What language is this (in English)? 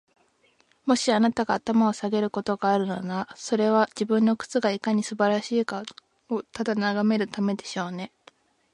Japanese